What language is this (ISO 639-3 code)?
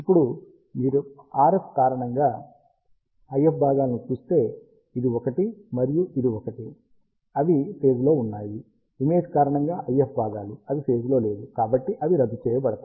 tel